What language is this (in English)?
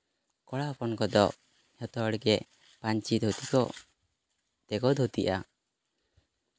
Santali